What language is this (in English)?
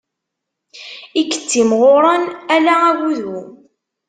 Kabyle